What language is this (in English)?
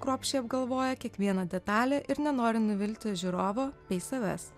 Lithuanian